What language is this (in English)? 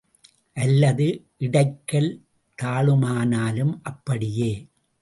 Tamil